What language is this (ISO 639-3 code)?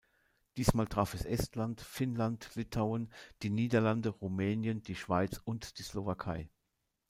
deu